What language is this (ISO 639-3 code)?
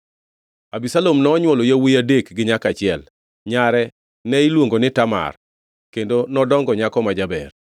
luo